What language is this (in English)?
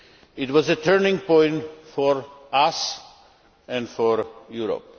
English